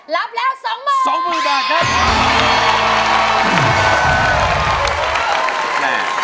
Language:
Thai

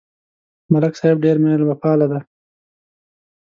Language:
Pashto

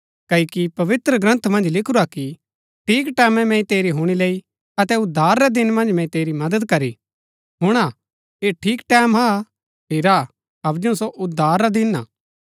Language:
Gaddi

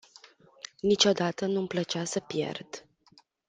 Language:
Romanian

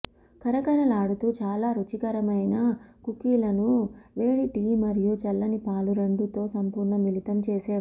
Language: Telugu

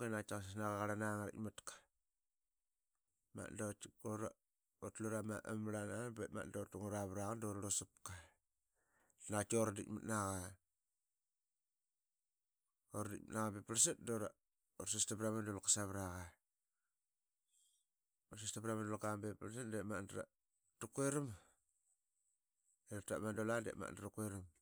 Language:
Qaqet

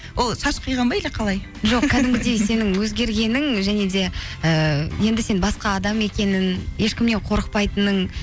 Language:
Kazakh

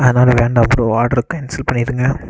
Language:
Tamil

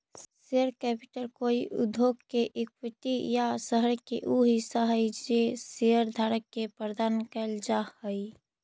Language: Magahi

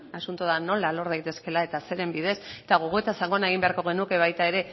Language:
Basque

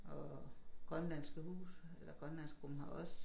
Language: Danish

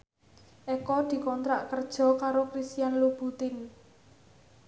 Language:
Javanese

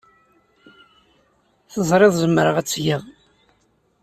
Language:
Kabyle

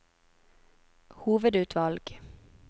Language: Norwegian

